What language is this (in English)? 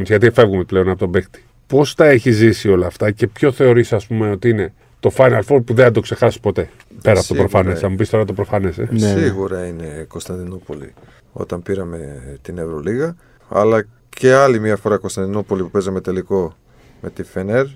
Greek